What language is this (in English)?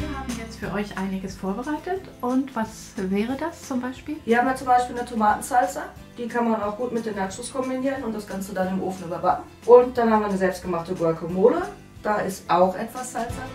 German